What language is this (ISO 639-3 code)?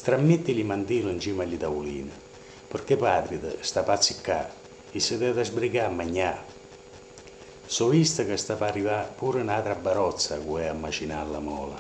ita